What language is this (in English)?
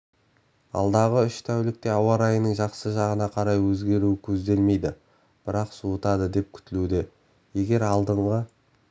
Kazakh